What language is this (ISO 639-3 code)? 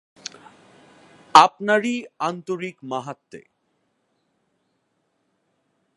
ben